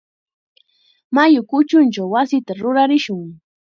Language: Chiquián Ancash Quechua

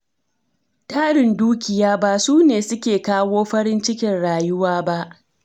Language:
Hausa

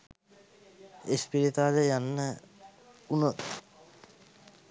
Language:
Sinhala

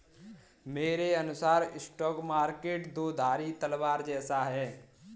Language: Hindi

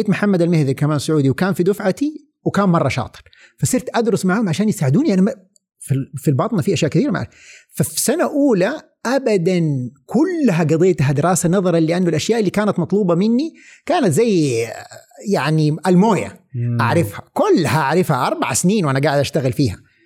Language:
Arabic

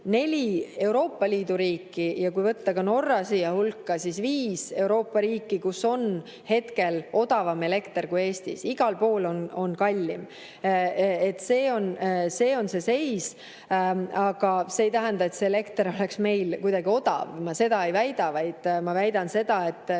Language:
Estonian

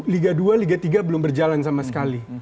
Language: Indonesian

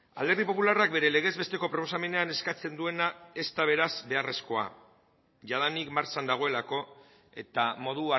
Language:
Basque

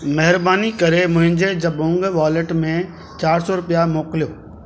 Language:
Sindhi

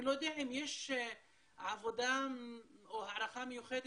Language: Hebrew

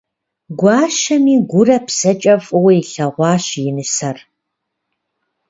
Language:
Kabardian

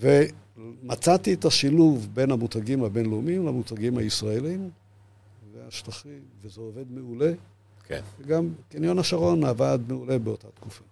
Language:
Hebrew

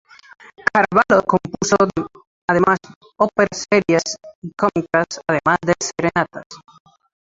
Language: Spanish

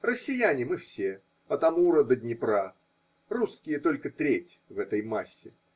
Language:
Russian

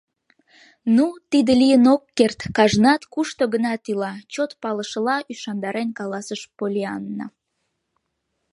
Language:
Mari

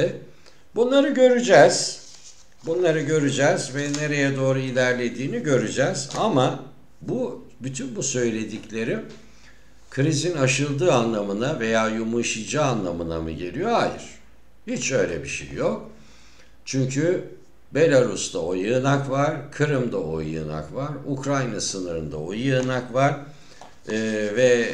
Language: Turkish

